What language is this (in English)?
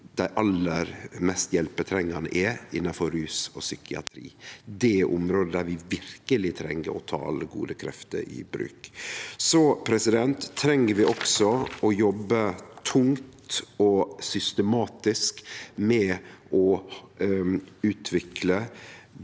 Norwegian